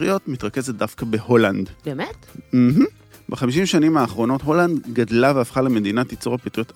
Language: Hebrew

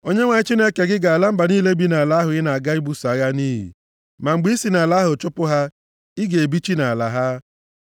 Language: Igbo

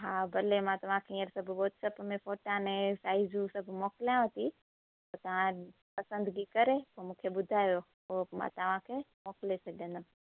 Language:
Sindhi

